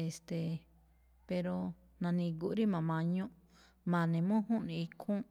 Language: Malinaltepec Me'phaa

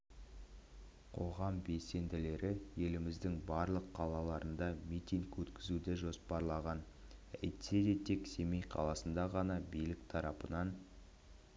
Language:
Kazakh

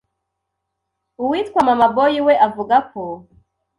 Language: Kinyarwanda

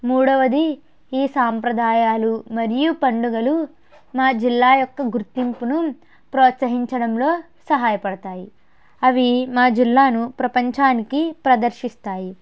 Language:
Telugu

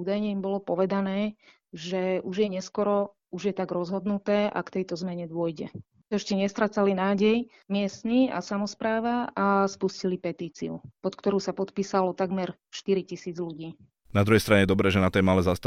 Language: Slovak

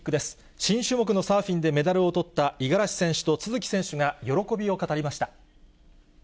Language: Japanese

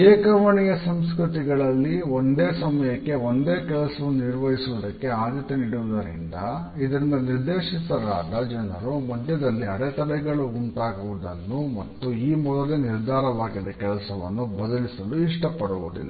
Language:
Kannada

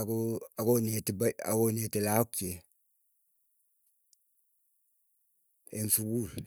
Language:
Keiyo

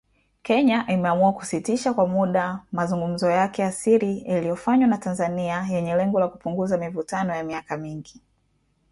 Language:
Swahili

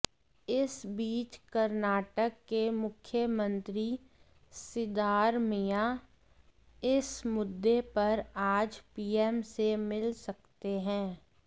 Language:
Hindi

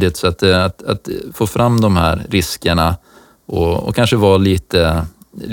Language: Swedish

